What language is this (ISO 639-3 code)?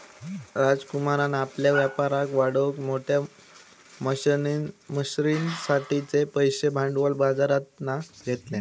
mar